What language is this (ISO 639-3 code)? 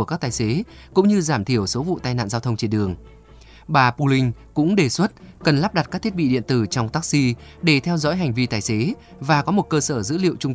vie